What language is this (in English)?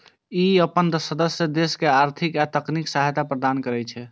Maithili